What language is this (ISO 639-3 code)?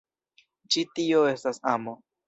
epo